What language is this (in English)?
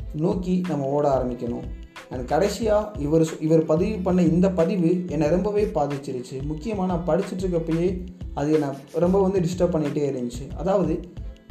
Tamil